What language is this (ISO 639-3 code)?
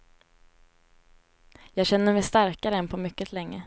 swe